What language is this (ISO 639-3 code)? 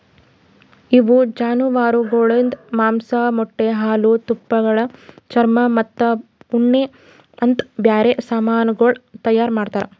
kan